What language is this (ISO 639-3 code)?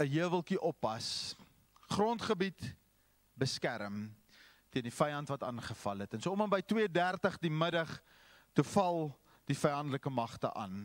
nld